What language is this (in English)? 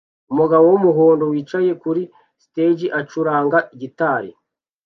Kinyarwanda